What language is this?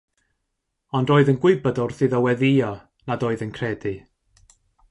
Welsh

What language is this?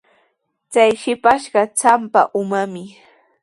Sihuas Ancash Quechua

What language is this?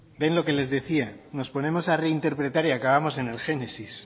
Spanish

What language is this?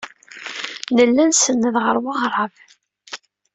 Kabyle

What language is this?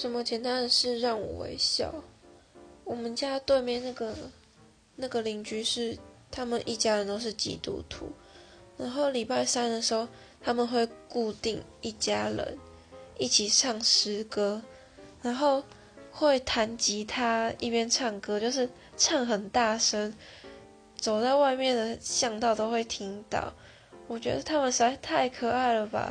Chinese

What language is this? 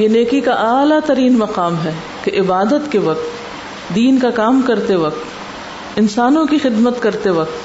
Urdu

